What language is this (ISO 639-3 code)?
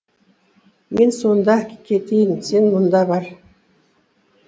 kaz